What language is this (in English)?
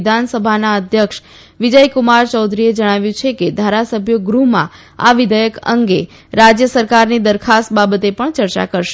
Gujarati